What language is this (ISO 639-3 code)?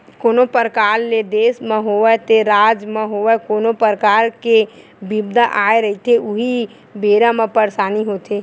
hne